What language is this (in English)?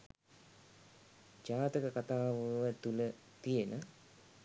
Sinhala